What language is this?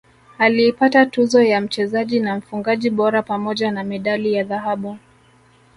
Swahili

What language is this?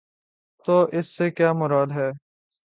Urdu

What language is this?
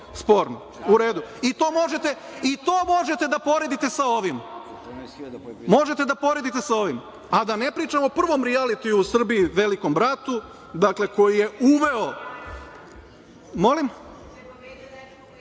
Serbian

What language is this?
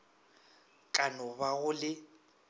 Northern Sotho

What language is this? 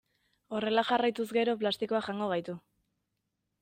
Basque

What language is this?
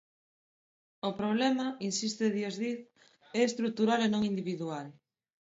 Galician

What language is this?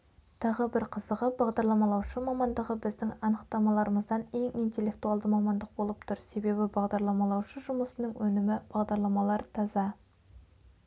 Kazakh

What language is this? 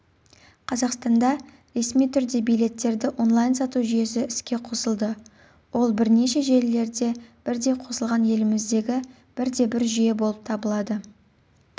Kazakh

